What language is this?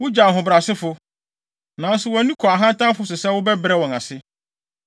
Akan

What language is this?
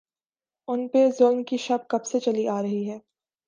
Urdu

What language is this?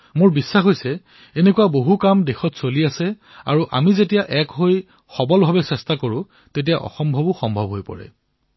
Assamese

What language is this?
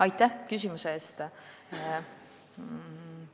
Estonian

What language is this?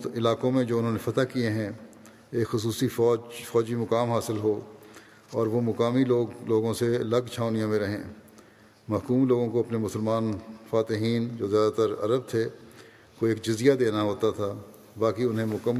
Urdu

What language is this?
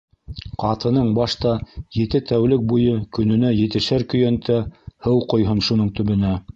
Bashkir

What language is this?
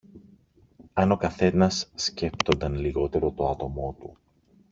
Greek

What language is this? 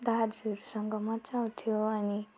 Nepali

